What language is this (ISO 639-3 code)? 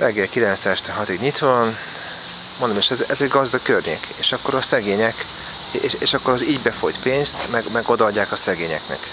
hun